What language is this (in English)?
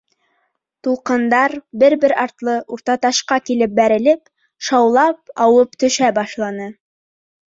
Bashkir